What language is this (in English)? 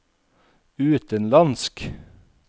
Norwegian